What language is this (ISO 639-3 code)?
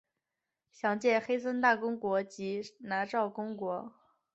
zho